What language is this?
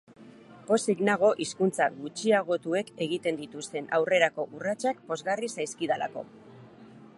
Basque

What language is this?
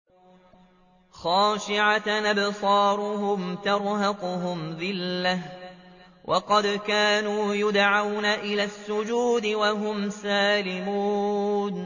Arabic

